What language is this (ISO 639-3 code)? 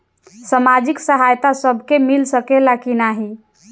bho